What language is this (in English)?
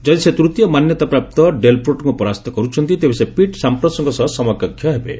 Odia